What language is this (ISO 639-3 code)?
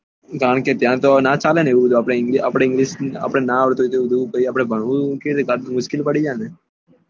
guj